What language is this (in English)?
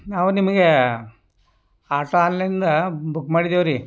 Kannada